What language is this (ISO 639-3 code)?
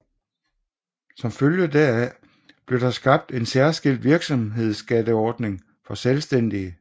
dan